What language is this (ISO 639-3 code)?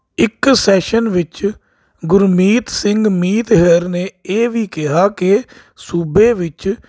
pan